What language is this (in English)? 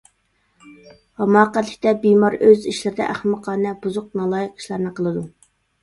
Uyghur